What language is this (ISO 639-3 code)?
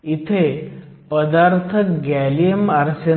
mar